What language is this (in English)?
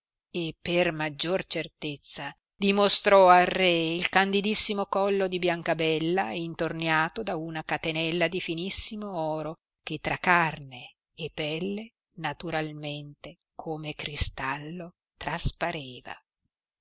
Italian